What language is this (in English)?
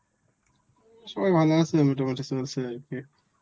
Bangla